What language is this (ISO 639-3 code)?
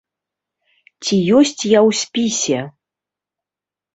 bel